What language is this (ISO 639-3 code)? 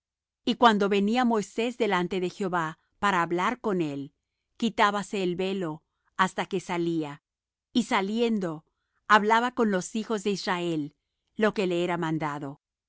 spa